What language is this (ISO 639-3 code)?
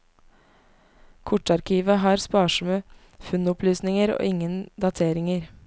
nor